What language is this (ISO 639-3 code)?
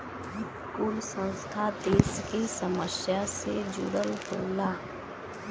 bho